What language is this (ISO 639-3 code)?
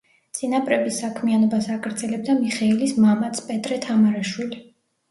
kat